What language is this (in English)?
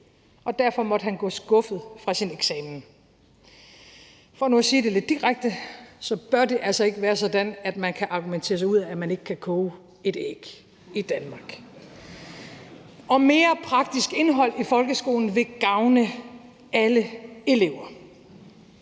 Danish